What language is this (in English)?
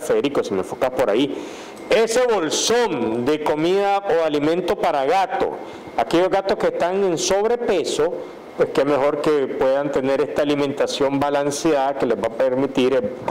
Spanish